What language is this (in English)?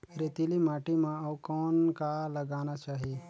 Chhattisgarhi